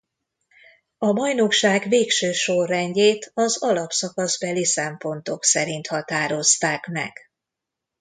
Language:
Hungarian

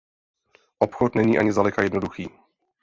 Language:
Czech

